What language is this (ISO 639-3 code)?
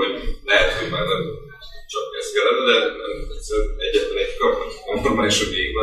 hun